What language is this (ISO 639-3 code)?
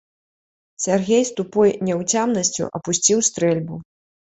bel